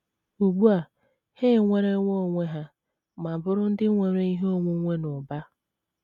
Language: Igbo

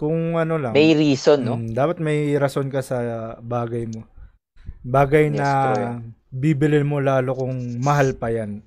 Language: Filipino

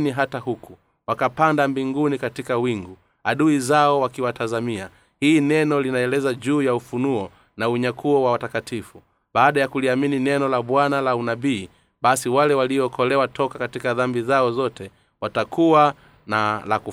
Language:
Swahili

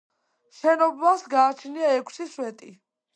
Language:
Georgian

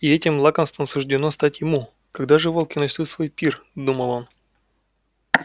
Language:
Russian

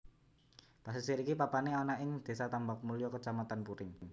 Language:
Javanese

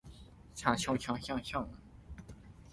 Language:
Min Nan Chinese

